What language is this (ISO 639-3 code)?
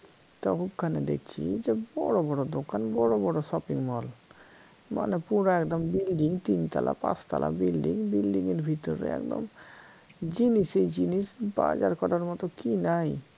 ben